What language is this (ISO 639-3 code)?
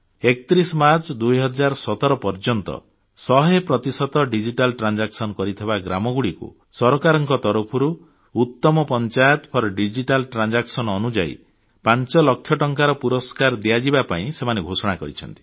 ori